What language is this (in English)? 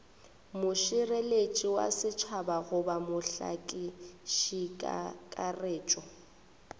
Northern Sotho